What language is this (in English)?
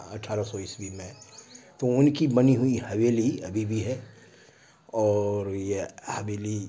Urdu